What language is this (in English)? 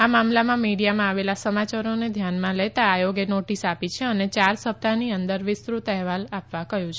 Gujarati